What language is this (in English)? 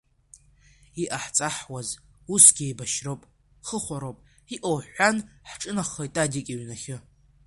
Abkhazian